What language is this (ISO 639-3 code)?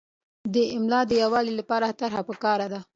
pus